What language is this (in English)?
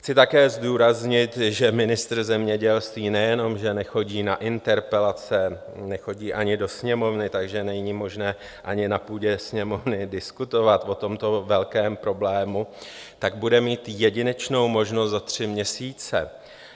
Czech